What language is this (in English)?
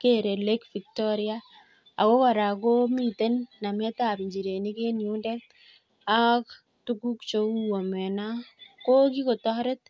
Kalenjin